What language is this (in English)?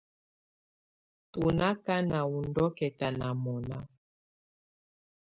Tunen